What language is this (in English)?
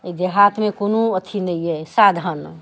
Maithili